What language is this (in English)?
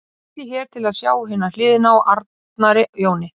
Icelandic